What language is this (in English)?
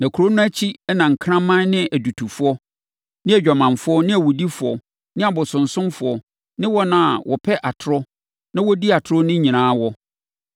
Akan